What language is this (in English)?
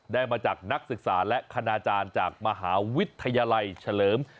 Thai